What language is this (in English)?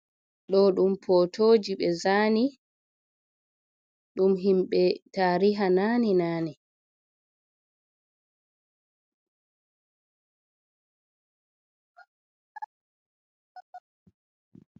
Fula